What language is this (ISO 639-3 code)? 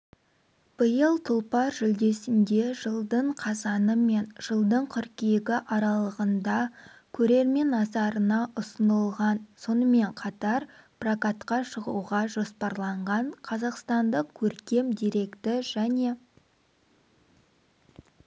kaz